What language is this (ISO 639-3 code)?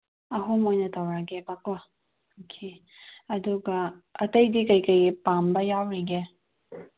mni